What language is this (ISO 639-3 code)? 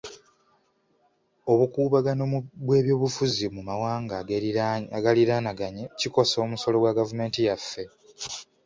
lug